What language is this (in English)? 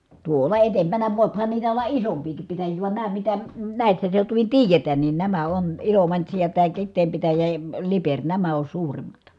Finnish